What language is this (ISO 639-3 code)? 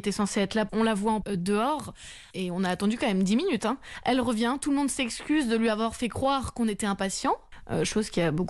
fra